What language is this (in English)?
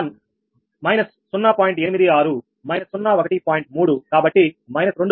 Telugu